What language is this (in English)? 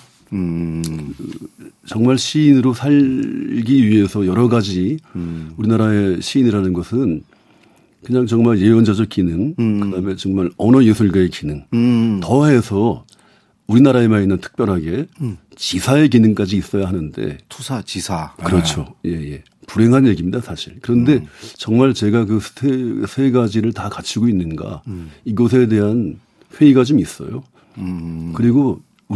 Korean